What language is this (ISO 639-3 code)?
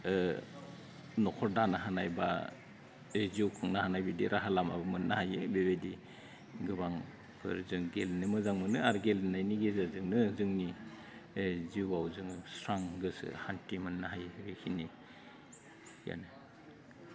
brx